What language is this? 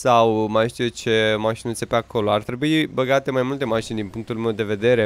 Romanian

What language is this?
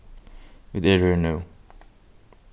Faroese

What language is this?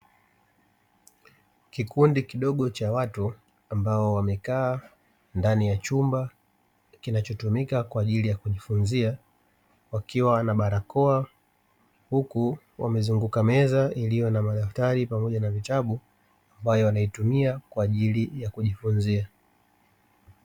Swahili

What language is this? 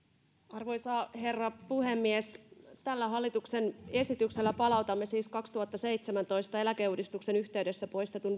Finnish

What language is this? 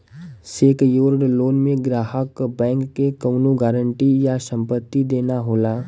Bhojpuri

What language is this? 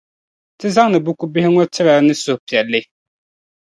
Dagbani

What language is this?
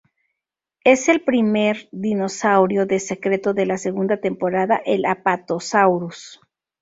Spanish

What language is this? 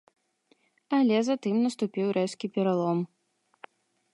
Belarusian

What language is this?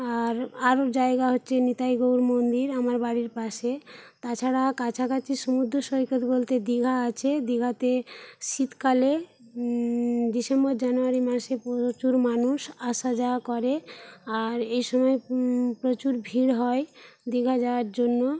Bangla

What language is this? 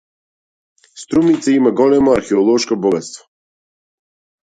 Macedonian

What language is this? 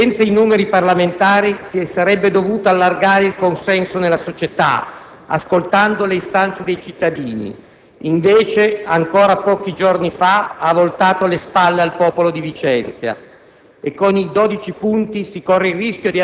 Italian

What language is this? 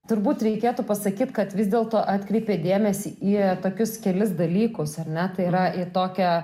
Lithuanian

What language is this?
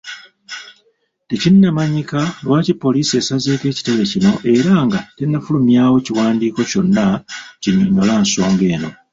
Ganda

